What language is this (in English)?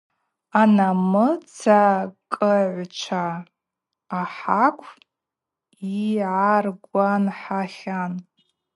Abaza